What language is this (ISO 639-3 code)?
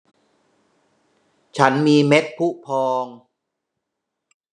tha